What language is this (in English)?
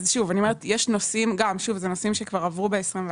Hebrew